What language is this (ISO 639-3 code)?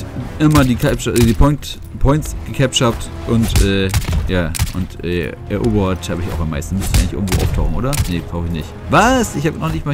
deu